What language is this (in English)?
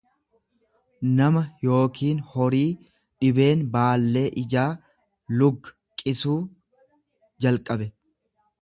Oromo